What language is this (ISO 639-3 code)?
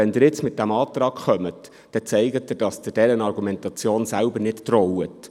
gsw